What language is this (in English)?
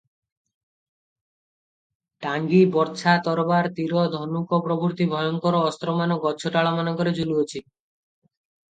Odia